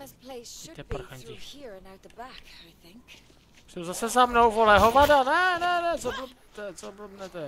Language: Czech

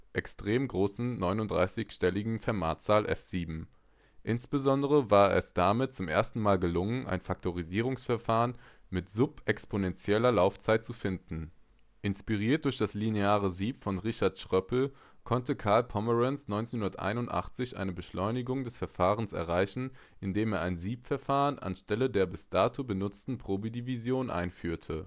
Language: German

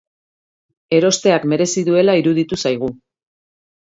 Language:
Basque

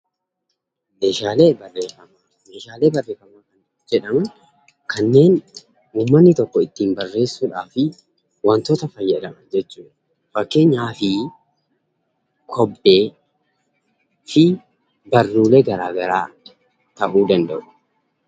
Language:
Oromo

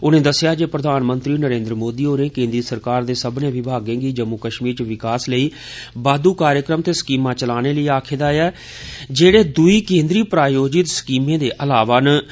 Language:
Dogri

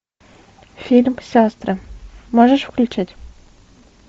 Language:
Russian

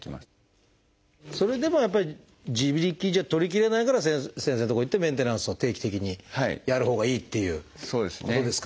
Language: Japanese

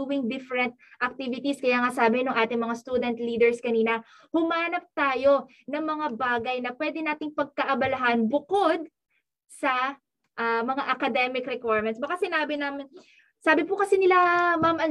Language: Filipino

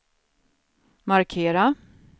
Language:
Swedish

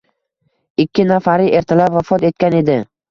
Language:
Uzbek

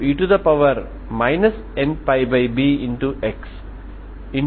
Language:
Telugu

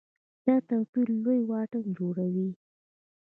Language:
Pashto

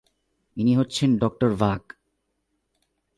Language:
Bangla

